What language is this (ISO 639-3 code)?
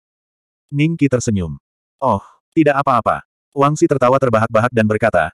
ind